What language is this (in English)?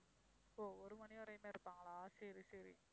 Tamil